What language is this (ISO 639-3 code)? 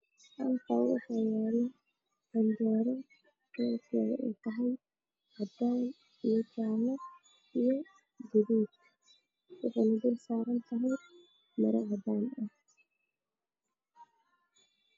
som